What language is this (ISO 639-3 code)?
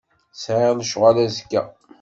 kab